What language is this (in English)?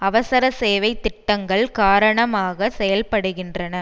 Tamil